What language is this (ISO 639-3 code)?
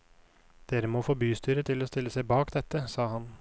nor